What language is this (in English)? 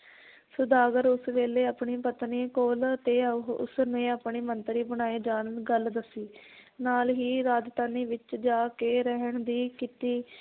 Punjabi